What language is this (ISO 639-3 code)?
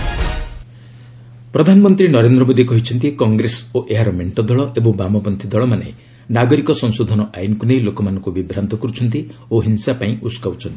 ori